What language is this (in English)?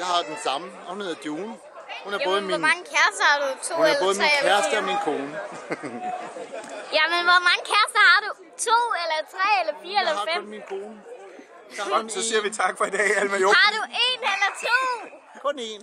Danish